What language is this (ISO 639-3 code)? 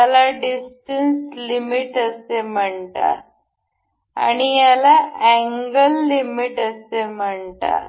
mar